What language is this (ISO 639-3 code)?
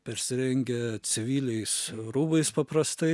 lit